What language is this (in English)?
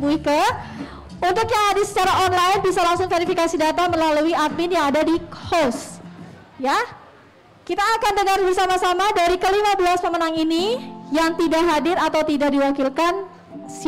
Indonesian